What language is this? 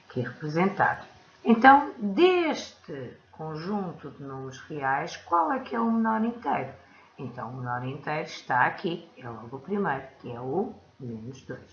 Portuguese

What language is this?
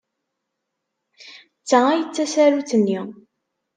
Kabyle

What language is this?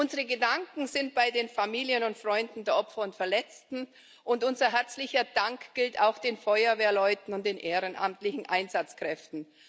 German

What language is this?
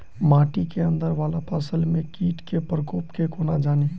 Maithili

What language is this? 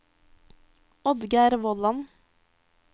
Norwegian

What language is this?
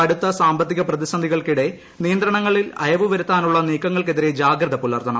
Malayalam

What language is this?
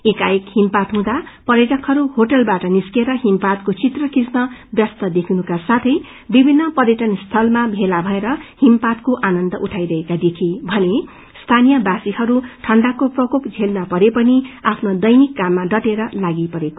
Nepali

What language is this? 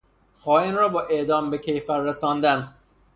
Persian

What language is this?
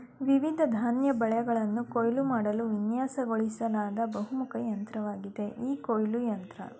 Kannada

